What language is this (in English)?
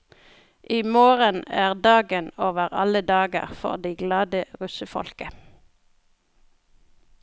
Norwegian